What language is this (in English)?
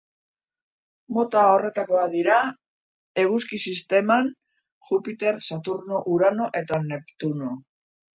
Basque